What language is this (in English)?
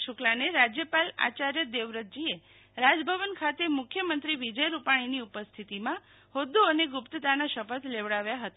Gujarati